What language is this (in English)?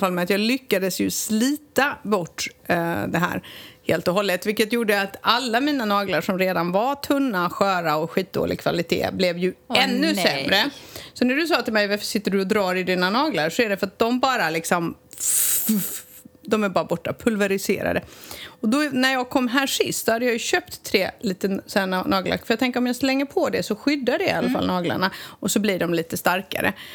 Swedish